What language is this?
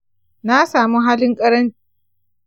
Hausa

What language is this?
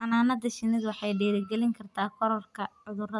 Somali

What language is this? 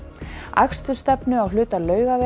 Icelandic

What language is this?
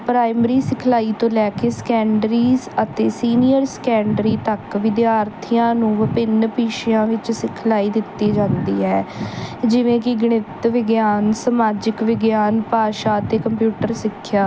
Punjabi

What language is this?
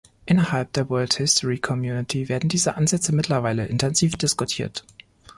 German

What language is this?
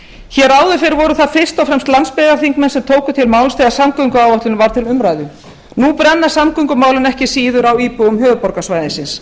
Icelandic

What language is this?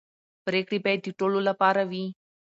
Pashto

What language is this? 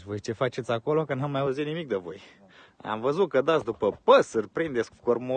Romanian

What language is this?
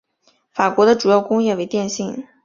Chinese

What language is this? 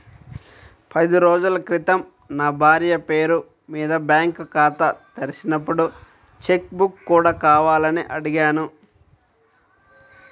Telugu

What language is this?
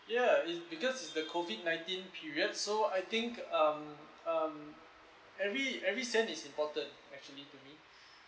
English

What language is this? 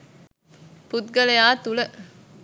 Sinhala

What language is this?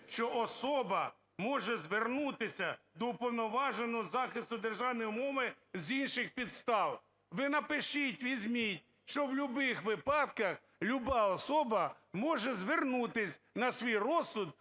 Ukrainian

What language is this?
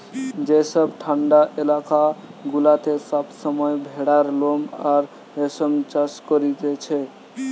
Bangla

